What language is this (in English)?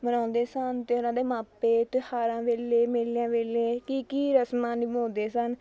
Punjabi